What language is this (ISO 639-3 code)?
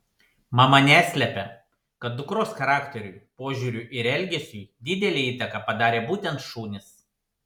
lit